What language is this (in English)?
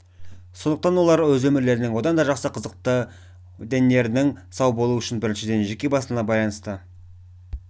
Kazakh